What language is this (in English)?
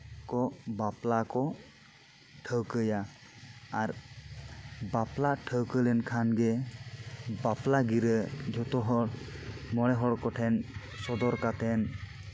Santali